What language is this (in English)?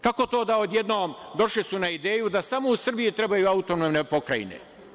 Serbian